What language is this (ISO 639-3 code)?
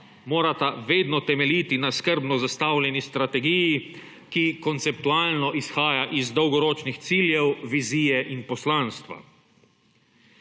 slv